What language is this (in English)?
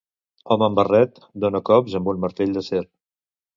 Catalan